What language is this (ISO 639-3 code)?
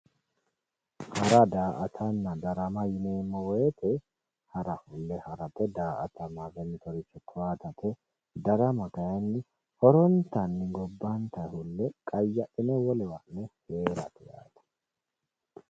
sid